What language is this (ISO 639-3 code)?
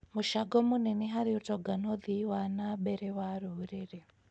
kik